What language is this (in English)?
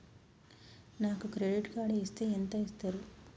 Telugu